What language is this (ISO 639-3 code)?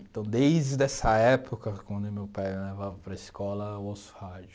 por